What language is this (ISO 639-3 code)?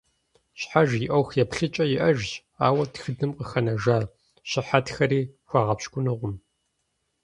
kbd